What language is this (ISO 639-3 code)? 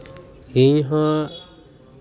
sat